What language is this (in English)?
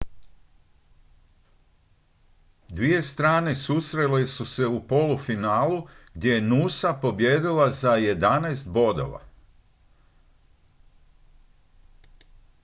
Croatian